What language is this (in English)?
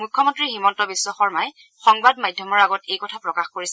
Assamese